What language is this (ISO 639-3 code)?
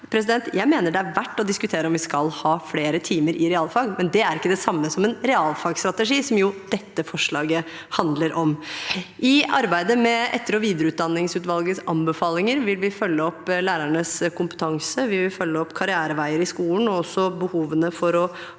nor